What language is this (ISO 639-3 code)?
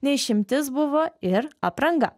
lit